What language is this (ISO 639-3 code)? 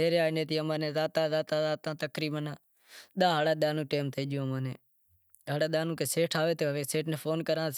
kxp